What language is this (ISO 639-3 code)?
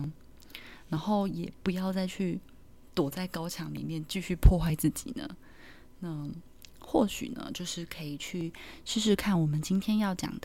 zho